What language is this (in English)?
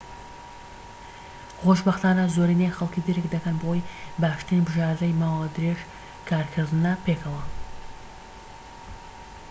Central Kurdish